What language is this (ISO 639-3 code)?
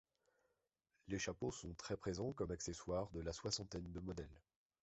fra